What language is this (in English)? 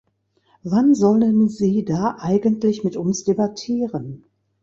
German